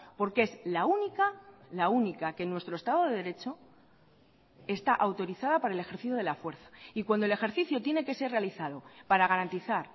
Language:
Spanish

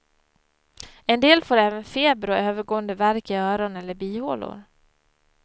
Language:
Swedish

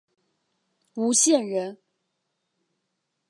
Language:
Chinese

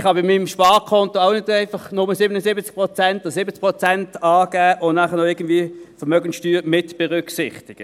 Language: Swiss German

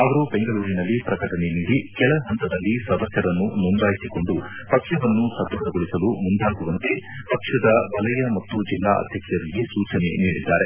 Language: Kannada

